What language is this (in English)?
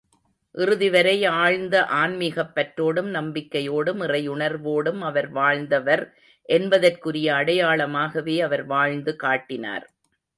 Tamil